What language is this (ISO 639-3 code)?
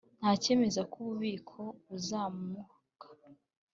kin